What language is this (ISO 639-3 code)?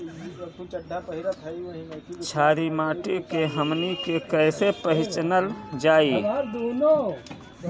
bho